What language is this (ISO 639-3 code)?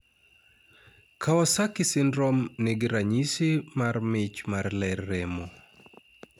luo